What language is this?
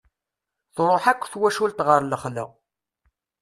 Kabyle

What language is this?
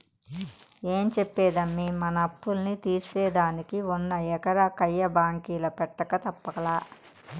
Telugu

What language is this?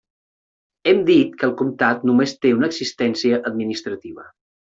Catalan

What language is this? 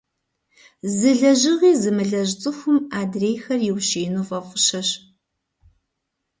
Kabardian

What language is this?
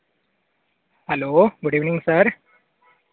Dogri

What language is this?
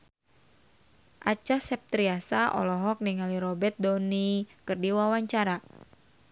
Sundanese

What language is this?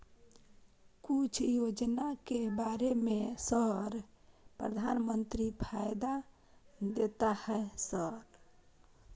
Maithili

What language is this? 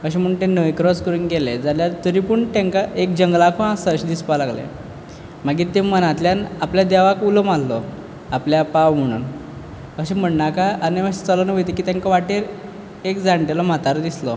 Konkani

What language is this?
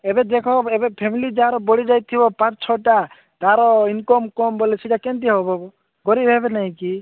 Odia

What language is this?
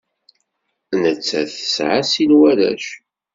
Kabyle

